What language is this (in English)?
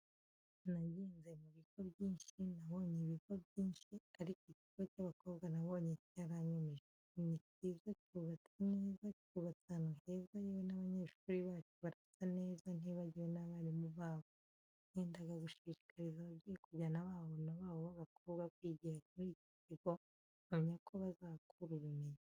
Kinyarwanda